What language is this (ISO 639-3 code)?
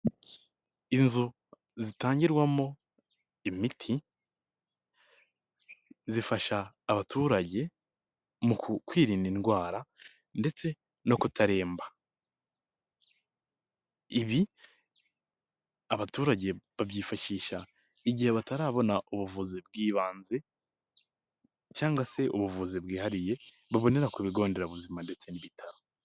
kin